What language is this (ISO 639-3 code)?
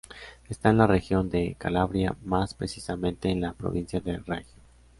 spa